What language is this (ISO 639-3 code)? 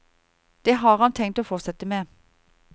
nor